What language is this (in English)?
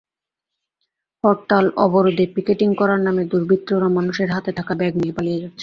Bangla